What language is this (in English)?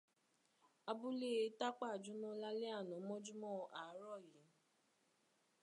Yoruba